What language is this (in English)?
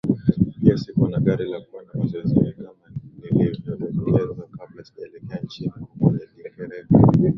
Swahili